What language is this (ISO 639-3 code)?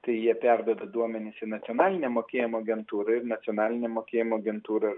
lit